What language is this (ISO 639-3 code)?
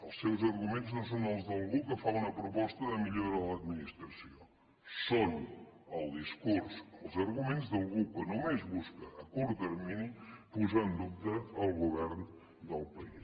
cat